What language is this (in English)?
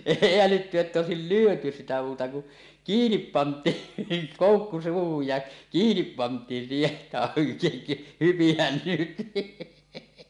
Finnish